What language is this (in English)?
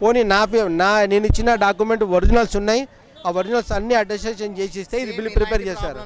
Telugu